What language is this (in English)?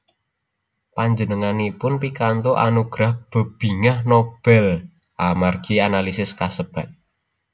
Javanese